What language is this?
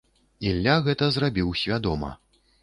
Belarusian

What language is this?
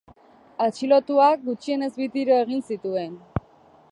Basque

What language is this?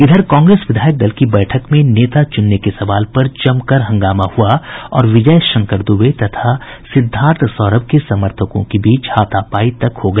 Hindi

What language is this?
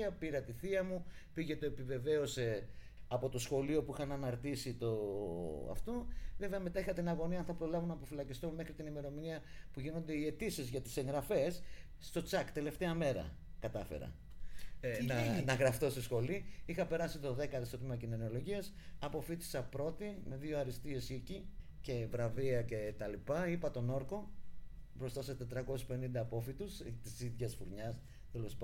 Greek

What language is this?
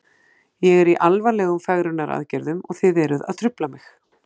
Icelandic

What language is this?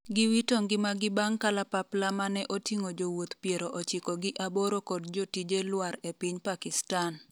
Luo (Kenya and Tanzania)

